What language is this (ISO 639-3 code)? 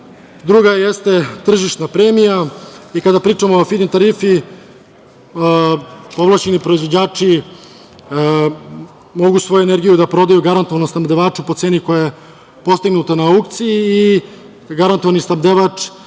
srp